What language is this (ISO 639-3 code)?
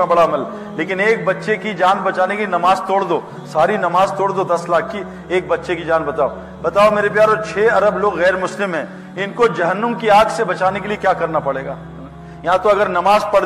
urd